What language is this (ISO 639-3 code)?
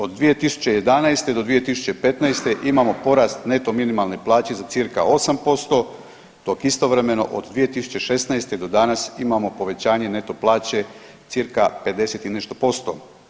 hrv